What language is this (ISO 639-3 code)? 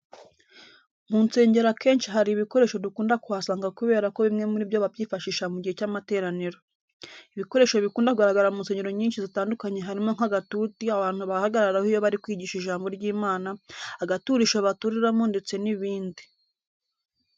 kin